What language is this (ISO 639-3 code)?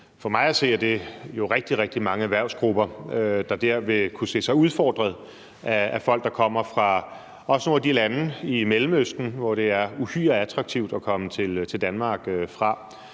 dan